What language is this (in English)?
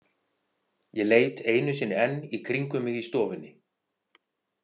Icelandic